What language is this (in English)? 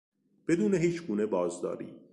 Persian